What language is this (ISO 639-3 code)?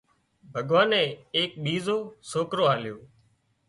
kxp